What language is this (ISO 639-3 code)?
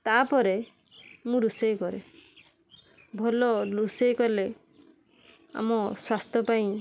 ori